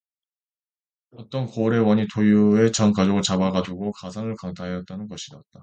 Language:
Korean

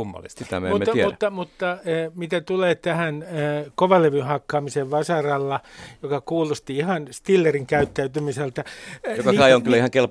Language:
Finnish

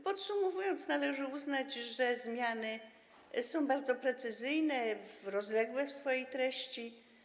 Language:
Polish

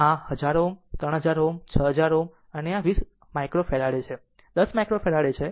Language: Gujarati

